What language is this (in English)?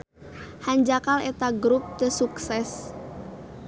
Sundanese